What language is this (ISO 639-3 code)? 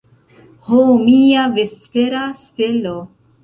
epo